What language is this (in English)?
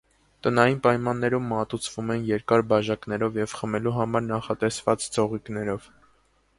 Armenian